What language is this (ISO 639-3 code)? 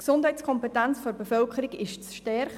gsw